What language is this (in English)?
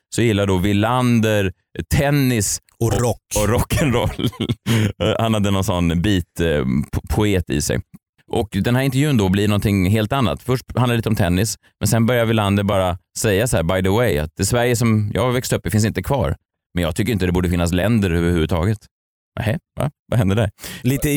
Swedish